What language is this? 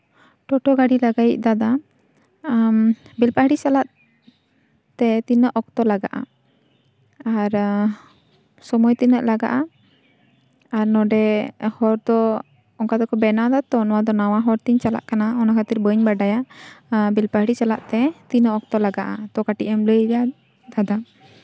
Santali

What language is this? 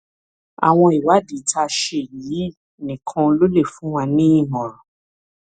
Yoruba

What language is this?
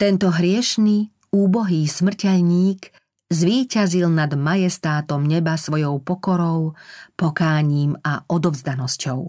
Slovak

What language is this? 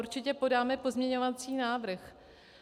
Czech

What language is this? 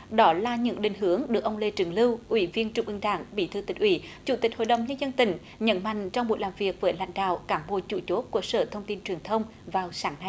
Vietnamese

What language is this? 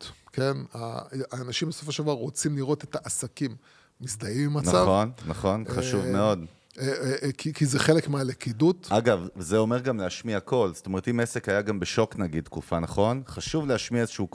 Hebrew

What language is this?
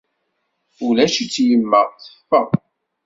Kabyle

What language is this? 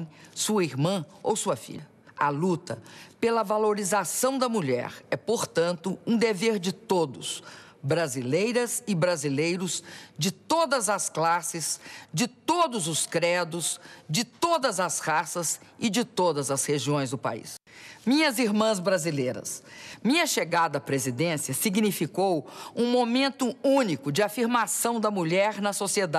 Portuguese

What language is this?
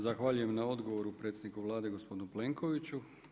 Croatian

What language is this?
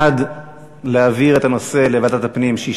Hebrew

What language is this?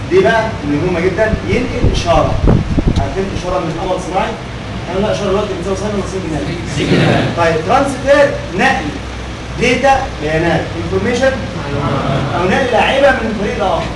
Arabic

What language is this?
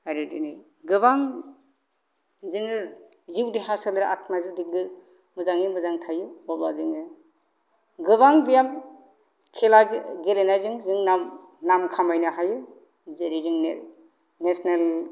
Bodo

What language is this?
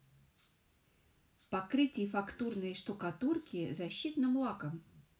Russian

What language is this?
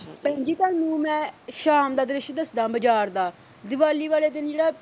Punjabi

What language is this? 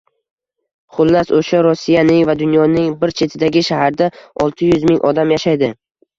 Uzbek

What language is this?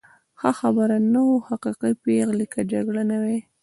Pashto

